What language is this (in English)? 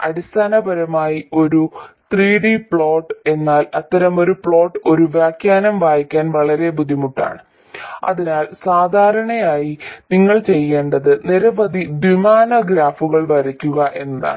Malayalam